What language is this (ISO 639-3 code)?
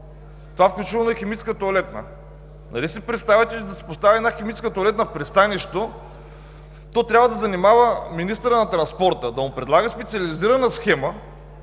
bul